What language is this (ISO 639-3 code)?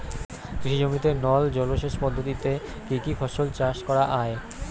ben